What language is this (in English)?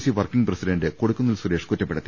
Malayalam